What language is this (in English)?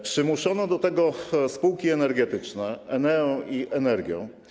Polish